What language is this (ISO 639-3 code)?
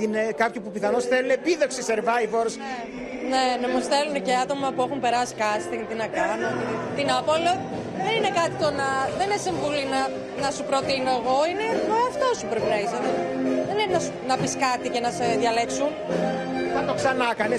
ell